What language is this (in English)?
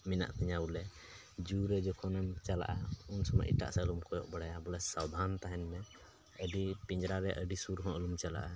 Santali